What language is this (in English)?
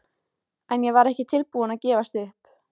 Icelandic